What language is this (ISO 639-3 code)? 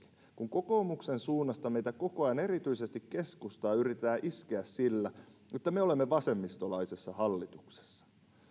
fin